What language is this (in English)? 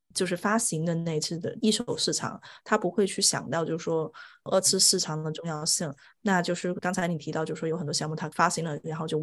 Chinese